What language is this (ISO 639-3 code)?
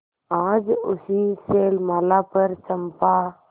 hin